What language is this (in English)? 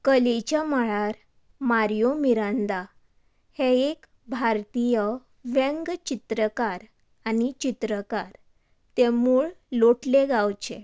Konkani